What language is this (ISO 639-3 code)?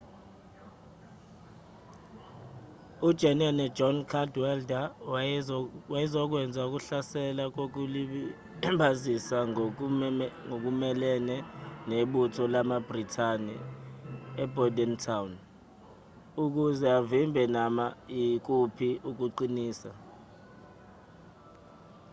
zul